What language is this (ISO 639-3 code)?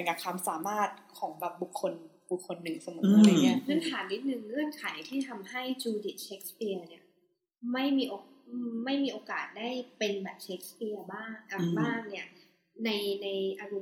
tha